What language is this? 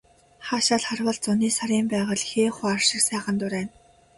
Mongolian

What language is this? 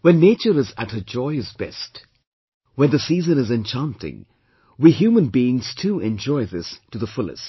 English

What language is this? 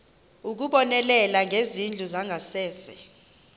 Xhosa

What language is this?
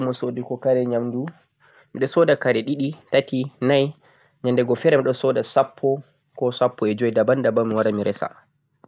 Central-Eastern Niger Fulfulde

